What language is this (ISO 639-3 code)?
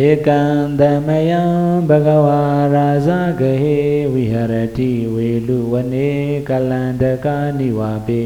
vie